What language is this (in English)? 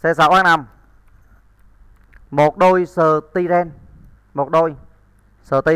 Vietnamese